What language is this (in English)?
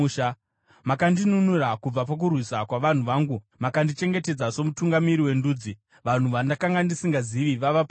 Shona